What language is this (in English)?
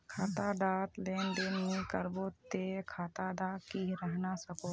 Magahi